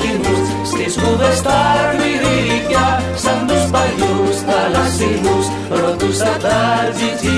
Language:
Greek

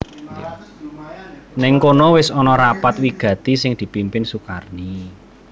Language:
Javanese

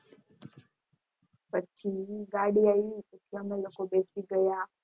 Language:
Gujarati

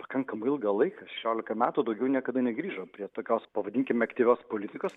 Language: Lithuanian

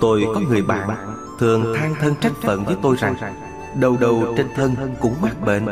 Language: Vietnamese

